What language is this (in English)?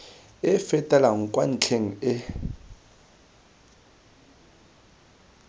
Tswana